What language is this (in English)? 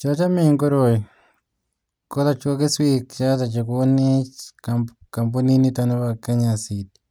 Kalenjin